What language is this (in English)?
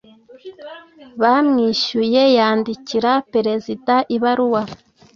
Kinyarwanda